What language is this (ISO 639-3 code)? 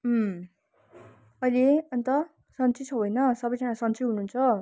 nep